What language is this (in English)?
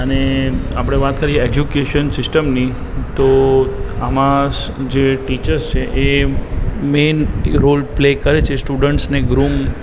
Gujarati